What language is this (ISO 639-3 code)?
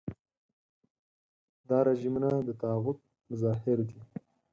pus